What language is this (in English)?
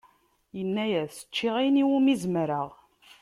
Kabyle